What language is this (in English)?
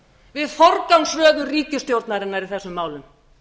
Icelandic